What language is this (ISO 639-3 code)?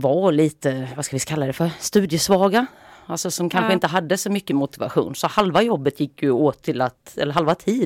swe